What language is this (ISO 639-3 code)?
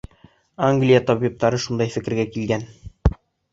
bak